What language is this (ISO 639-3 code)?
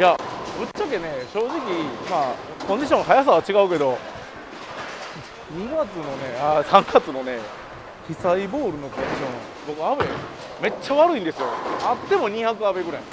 jpn